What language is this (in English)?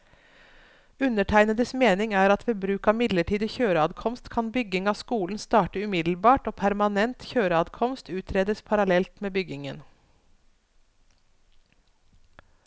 Norwegian